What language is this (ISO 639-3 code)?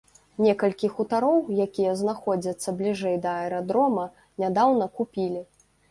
bel